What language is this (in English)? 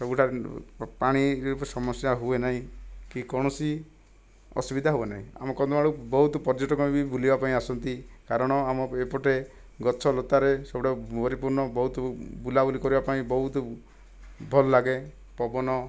Odia